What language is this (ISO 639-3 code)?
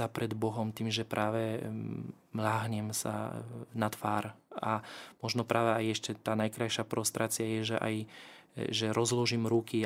slk